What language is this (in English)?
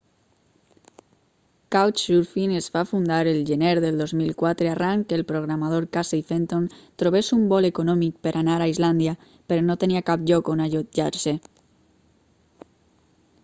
Catalan